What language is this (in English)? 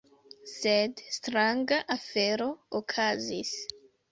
Esperanto